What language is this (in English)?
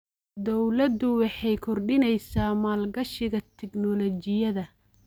Somali